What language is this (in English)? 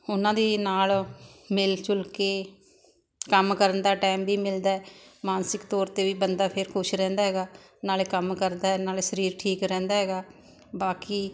Punjabi